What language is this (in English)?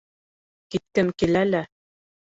Bashkir